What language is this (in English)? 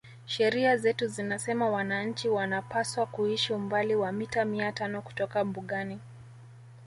Swahili